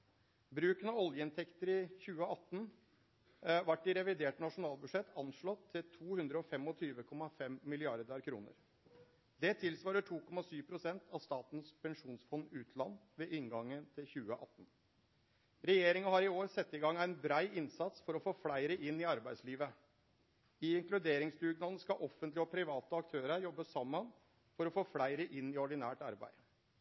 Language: Norwegian Nynorsk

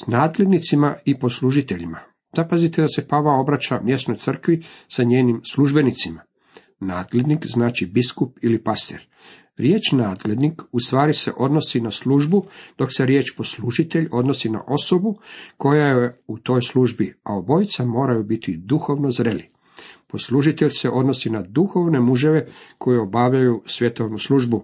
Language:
Croatian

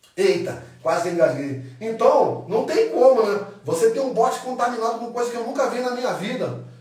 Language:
Portuguese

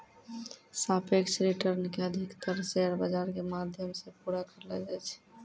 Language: Maithili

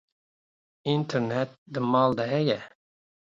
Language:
Kurdish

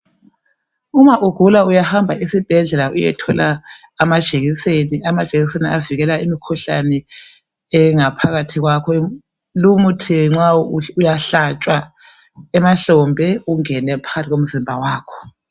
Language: North Ndebele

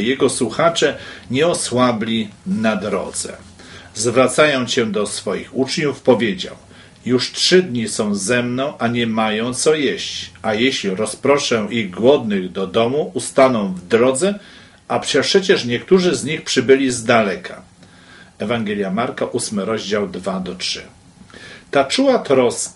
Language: Polish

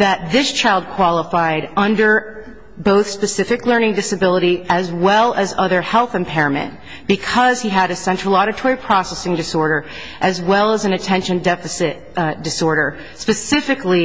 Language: English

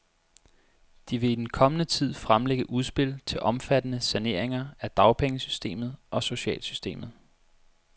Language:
Danish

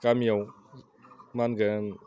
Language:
Bodo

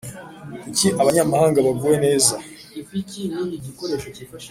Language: Kinyarwanda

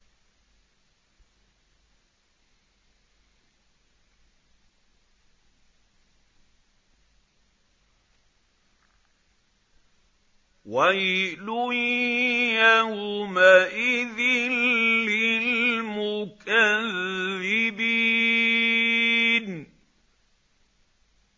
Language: Arabic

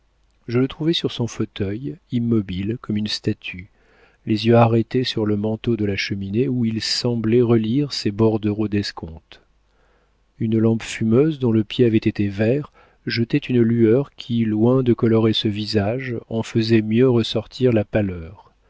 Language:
French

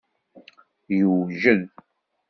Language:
Kabyle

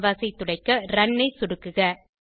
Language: Tamil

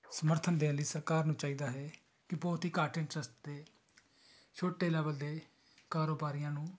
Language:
Punjabi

